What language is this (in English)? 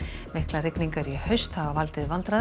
Icelandic